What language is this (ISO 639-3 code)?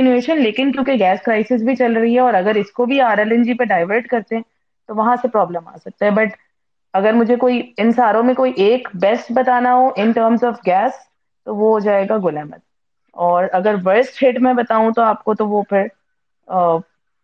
urd